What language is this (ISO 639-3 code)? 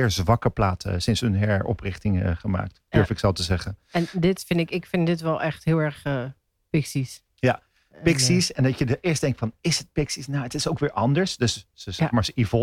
nld